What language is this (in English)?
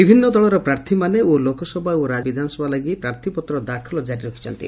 Odia